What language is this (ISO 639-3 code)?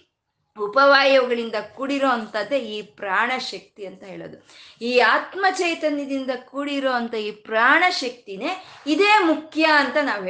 kan